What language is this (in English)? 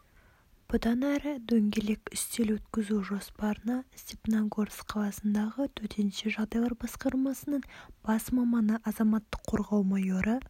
Kazakh